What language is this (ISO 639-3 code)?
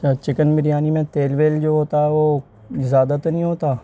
urd